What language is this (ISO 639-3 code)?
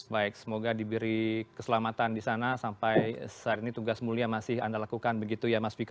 ind